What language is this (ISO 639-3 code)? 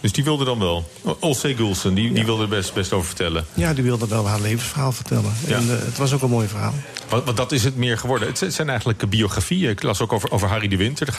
nld